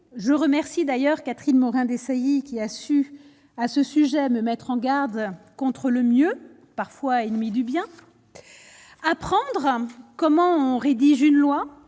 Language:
French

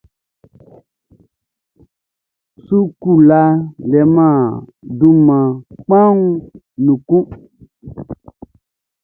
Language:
Baoulé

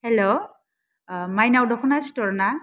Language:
Bodo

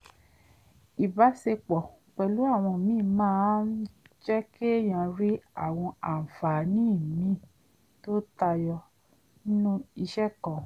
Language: Yoruba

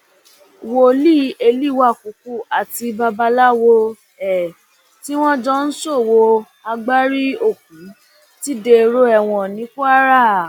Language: Yoruba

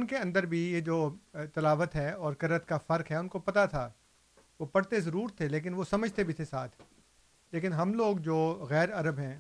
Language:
Urdu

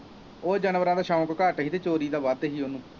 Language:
Punjabi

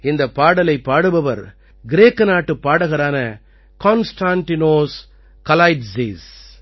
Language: Tamil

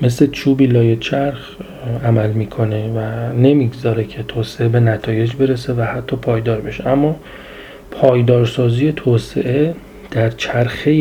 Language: Persian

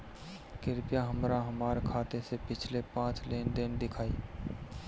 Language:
Bhojpuri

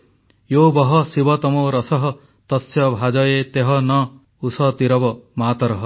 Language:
Odia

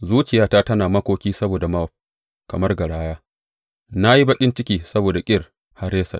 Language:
Hausa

